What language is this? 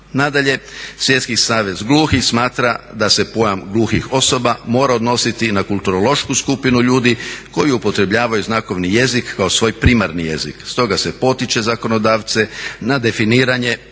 Croatian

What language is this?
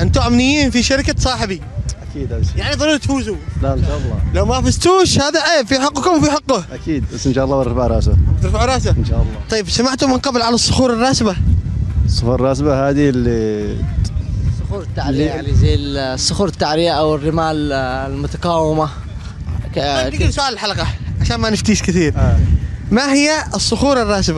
Arabic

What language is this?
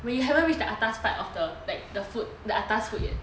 English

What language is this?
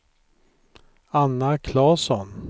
Swedish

